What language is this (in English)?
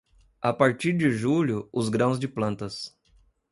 Portuguese